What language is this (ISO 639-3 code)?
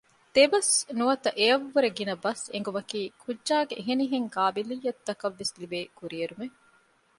div